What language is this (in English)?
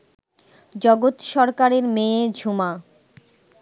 Bangla